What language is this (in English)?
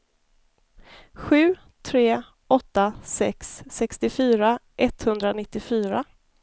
Swedish